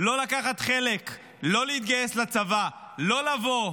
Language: Hebrew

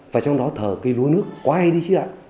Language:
Vietnamese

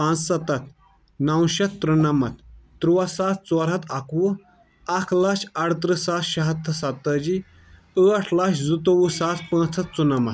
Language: Kashmiri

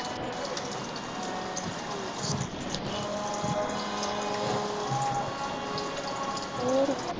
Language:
Punjabi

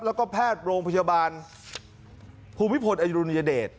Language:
Thai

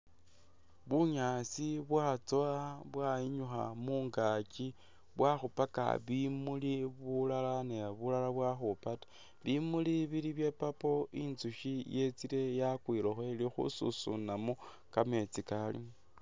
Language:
Masaaba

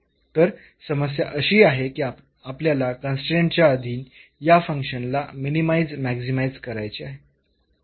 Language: Marathi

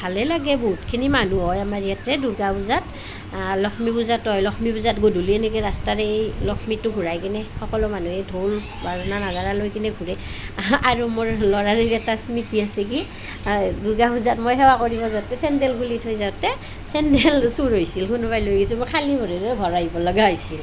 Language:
Assamese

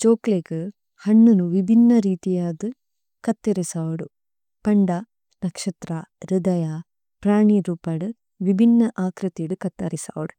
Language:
Tulu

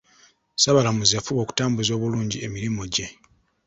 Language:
Ganda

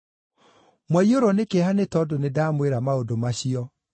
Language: Kikuyu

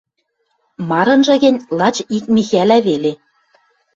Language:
Western Mari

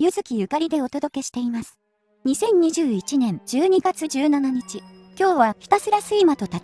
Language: Japanese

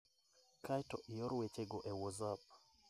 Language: Luo (Kenya and Tanzania)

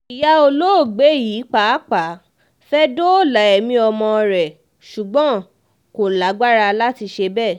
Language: Yoruba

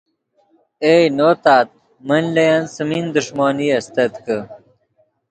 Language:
Yidgha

